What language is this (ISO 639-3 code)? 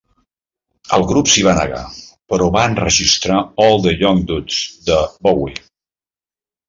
cat